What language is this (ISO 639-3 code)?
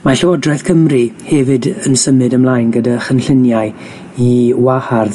cym